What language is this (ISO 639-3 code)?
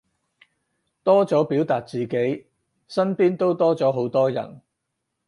yue